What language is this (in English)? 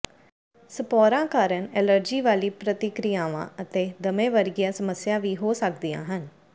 Punjabi